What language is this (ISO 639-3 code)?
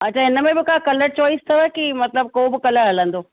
snd